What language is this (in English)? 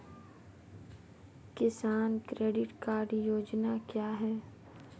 Hindi